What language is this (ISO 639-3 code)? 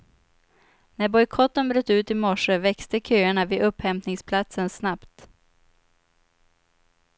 swe